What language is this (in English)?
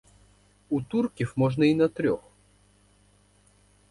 Ukrainian